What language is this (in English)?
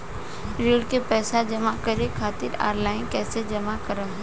Bhojpuri